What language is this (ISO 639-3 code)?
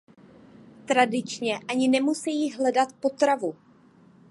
ces